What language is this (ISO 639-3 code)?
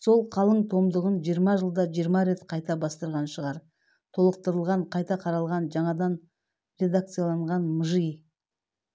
kaz